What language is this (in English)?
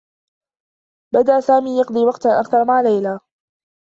Arabic